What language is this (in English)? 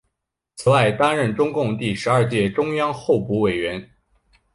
Chinese